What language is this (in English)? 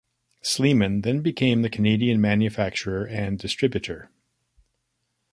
English